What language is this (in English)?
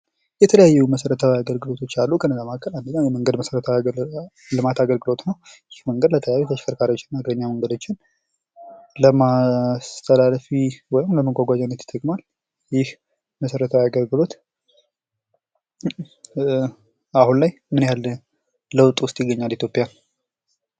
Amharic